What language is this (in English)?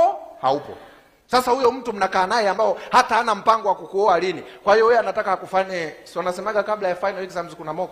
Swahili